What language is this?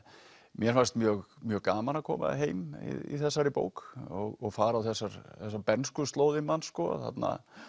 Icelandic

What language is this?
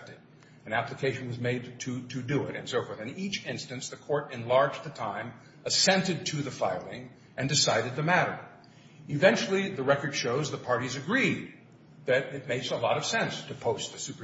English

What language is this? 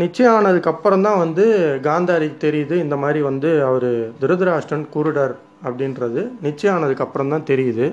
Tamil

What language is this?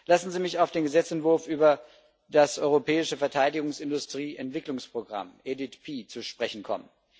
German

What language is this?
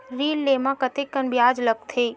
Chhattisgarhi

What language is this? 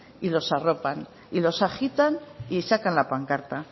Spanish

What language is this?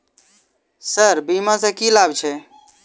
Maithili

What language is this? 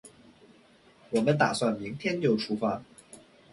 Chinese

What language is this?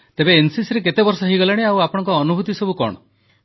Odia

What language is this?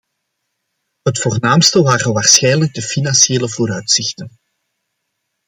Dutch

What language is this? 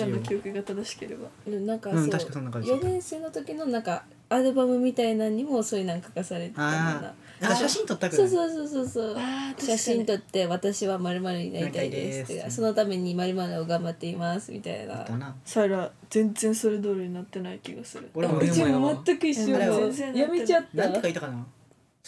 Japanese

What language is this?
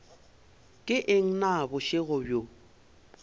Northern Sotho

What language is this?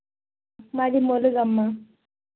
Telugu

